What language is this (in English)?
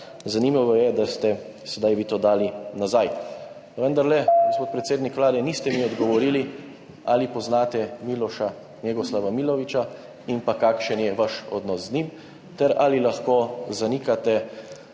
Slovenian